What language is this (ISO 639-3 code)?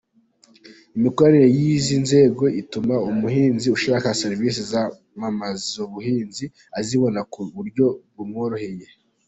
kin